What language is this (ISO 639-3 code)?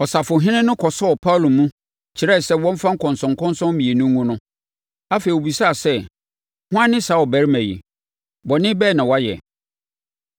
aka